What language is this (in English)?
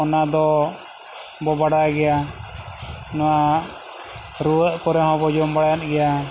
Santali